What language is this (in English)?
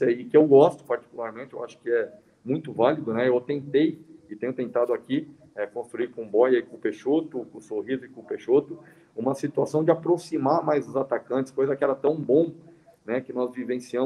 Portuguese